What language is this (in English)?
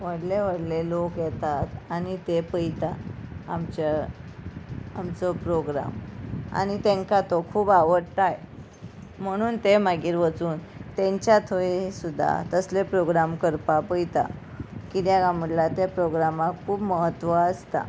Konkani